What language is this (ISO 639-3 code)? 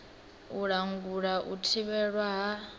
ven